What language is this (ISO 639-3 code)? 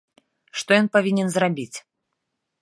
bel